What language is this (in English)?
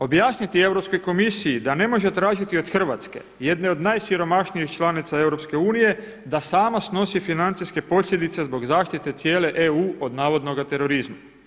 Croatian